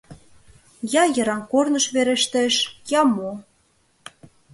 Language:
Mari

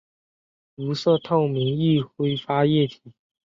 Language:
Chinese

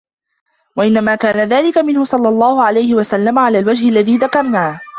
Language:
Arabic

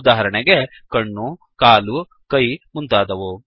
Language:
Kannada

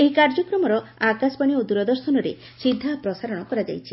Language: Odia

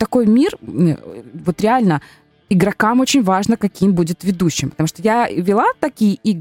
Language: Russian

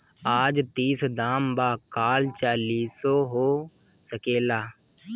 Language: Bhojpuri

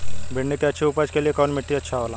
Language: Bhojpuri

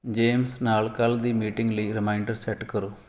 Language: Punjabi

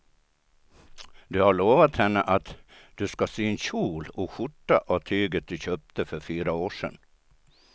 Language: Swedish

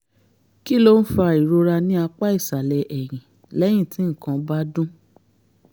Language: Yoruba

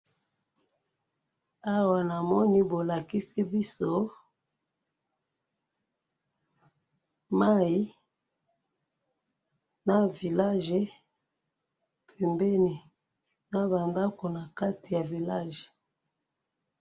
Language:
Lingala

